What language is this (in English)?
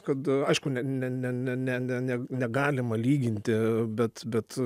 Lithuanian